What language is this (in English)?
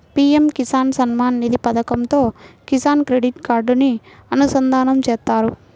Telugu